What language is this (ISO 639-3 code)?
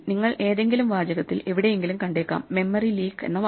mal